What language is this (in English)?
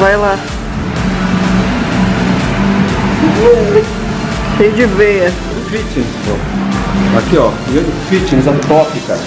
Portuguese